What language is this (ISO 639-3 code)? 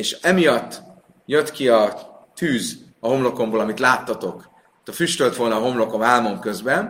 hun